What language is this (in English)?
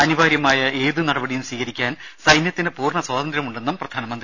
Malayalam